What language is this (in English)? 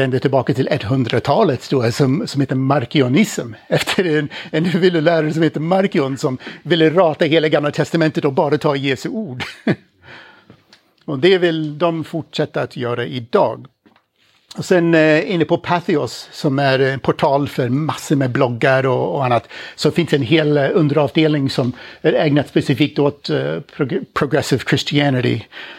Swedish